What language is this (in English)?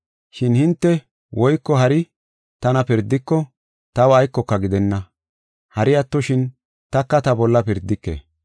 Gofa